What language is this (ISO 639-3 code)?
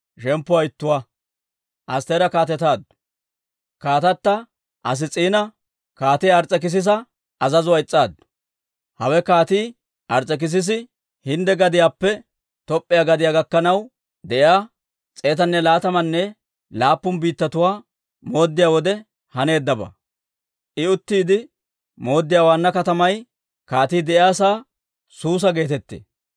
dwr